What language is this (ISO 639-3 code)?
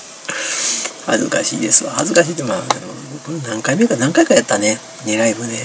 jpn